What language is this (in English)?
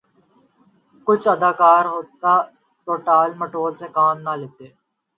Urdu